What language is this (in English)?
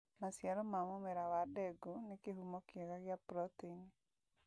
Kikuyu